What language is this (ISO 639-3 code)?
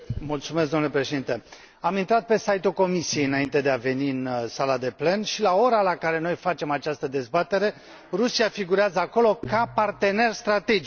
ron